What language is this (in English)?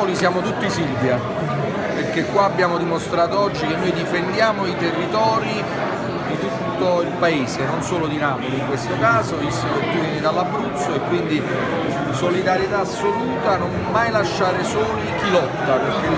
Italian